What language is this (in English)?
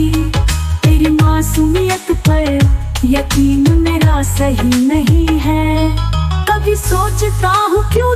Hindi